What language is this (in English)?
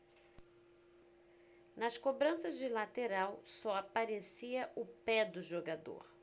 Portuguese